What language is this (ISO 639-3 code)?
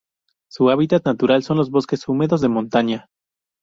spa